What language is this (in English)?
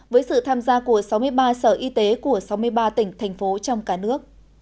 Vietnamese